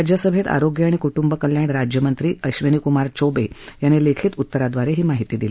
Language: Marathi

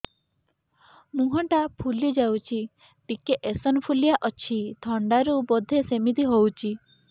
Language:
Odia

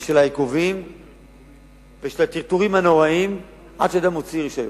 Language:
Hebrew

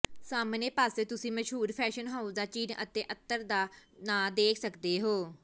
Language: Punjabi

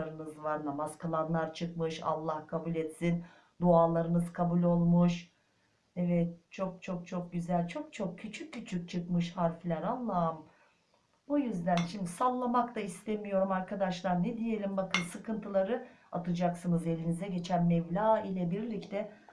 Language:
Turkish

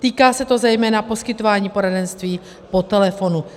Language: Czech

